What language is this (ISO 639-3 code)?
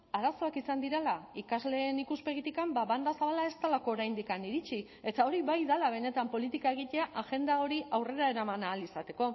eus